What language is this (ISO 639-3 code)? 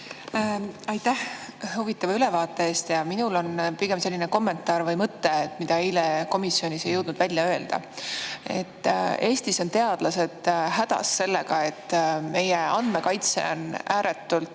est